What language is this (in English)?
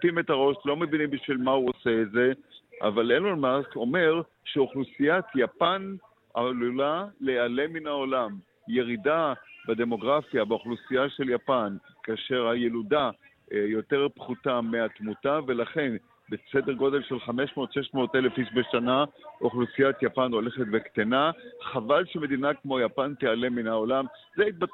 Hebrew